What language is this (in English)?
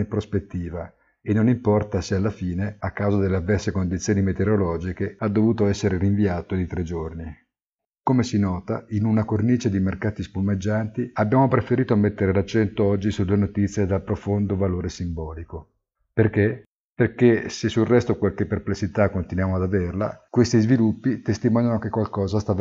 Italian